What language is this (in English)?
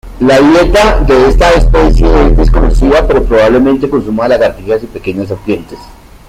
Spanish